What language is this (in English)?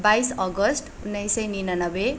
Nepali